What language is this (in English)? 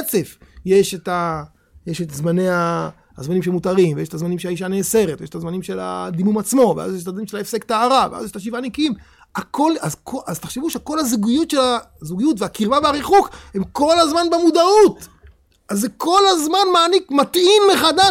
Hebrew